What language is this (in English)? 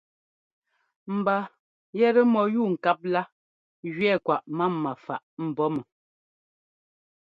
Ngomba